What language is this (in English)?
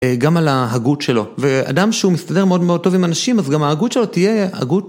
Hebrew